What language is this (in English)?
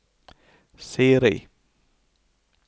Norwegian